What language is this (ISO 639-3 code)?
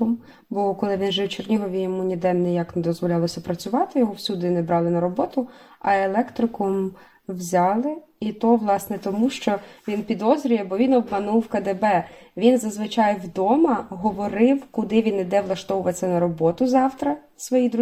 ukr